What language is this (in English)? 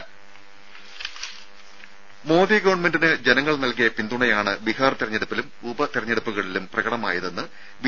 Malayalam